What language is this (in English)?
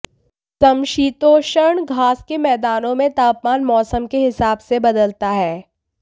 Hindi